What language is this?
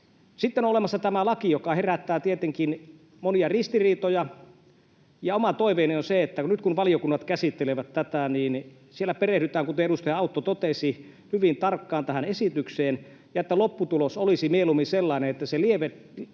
Finnish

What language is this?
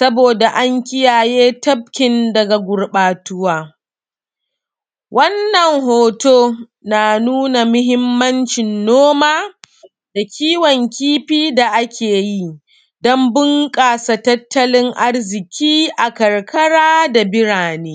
Hausa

